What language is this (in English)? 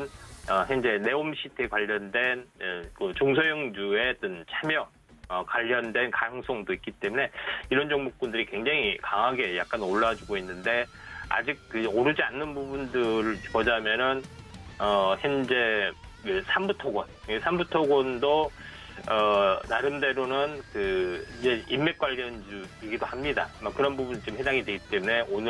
Korean